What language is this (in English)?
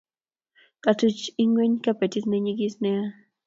Kalenjin